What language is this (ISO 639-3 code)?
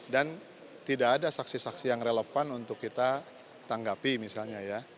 ind